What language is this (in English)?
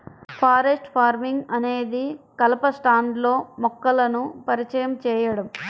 Telugu